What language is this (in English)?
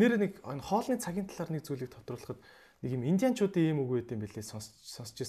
Hungarian